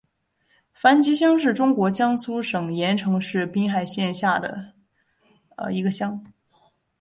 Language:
Chinese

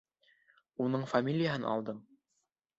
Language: Bashkir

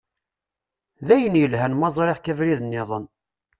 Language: Kabyle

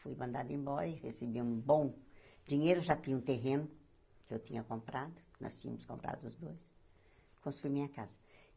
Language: Portuguese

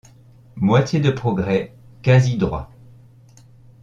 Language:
French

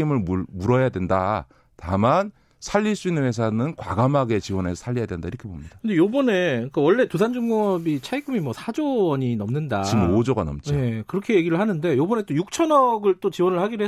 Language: Korean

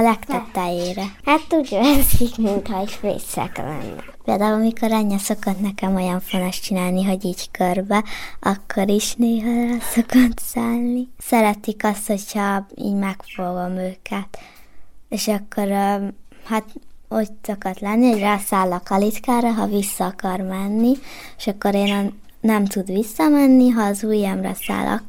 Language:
Hungarian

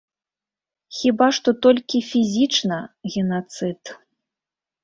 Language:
Belarusian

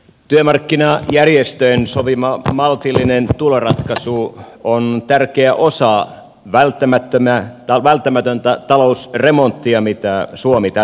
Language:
Finnish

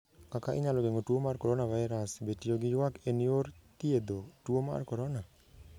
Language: Luo (Kenya and Tanzania)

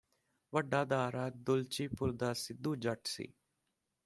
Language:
Punjabi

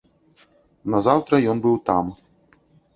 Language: Belarusian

